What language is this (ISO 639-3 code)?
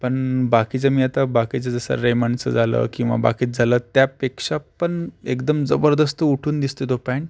mar